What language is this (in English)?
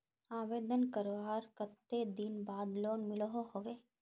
Magahi